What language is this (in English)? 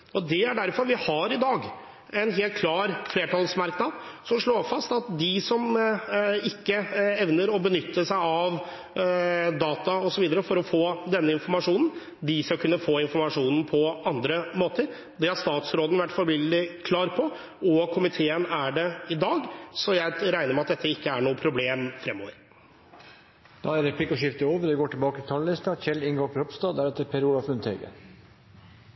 Norwegian